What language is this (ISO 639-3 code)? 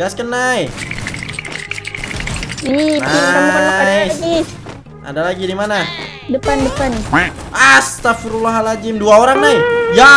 ind